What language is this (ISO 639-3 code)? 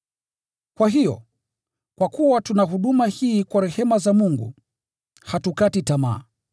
swa